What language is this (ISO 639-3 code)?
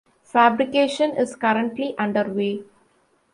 eng